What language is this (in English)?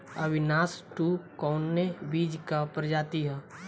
Bhojpuri